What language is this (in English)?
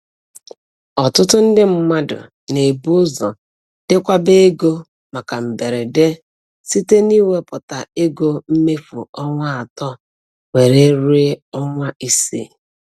Igbo